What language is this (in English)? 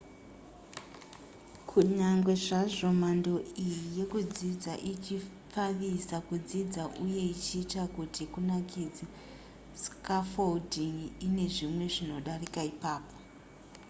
Shona